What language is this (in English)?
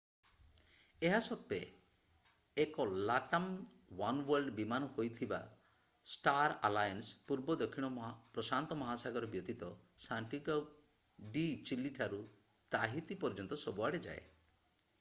Odia